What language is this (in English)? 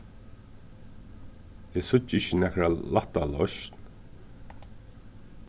Faroese